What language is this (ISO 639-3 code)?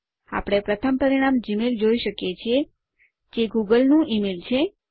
guj